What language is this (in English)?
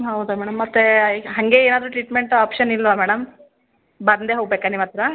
Kannada